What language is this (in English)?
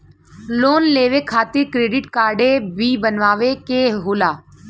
Bhojpuri